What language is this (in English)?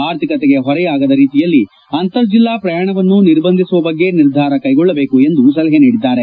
Kannada